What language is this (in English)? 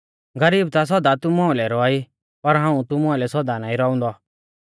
Mahasu Pahari